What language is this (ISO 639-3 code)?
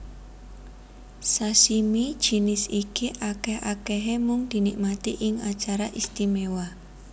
jav